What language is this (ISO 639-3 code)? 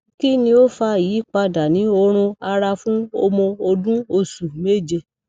yor